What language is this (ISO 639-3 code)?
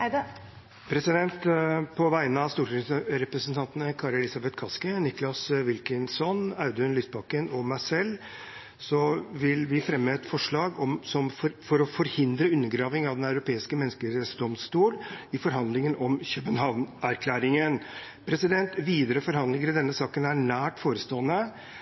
nor